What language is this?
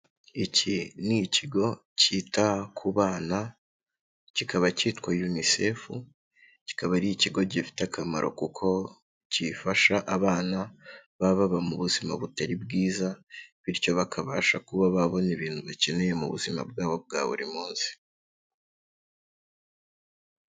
Kinyarwanda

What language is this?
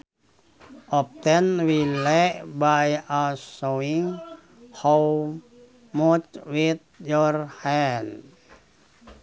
Sundanese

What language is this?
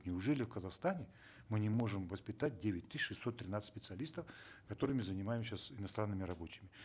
Kazakh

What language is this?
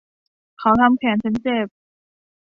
Thai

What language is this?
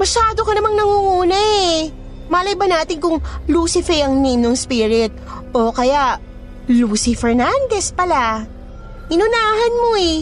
Filipino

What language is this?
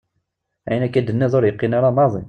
Kabyle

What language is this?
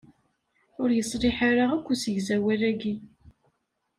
Kabyle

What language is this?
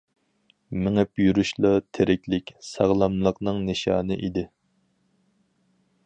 Uyghur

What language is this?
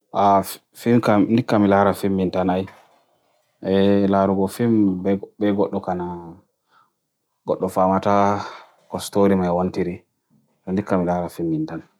Bagirmi Fulfulde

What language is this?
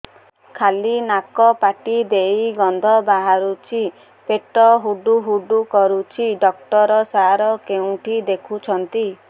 Odia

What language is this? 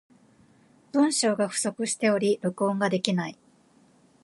Japanese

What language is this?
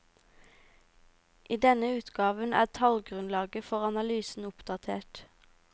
Norwegian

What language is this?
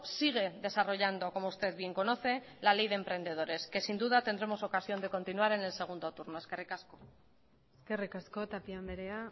Spanish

